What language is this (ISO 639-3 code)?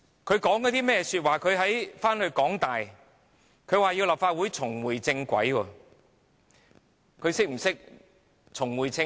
yue